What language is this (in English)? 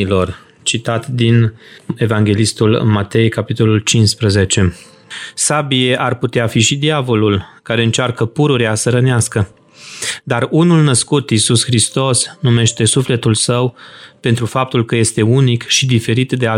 Romanian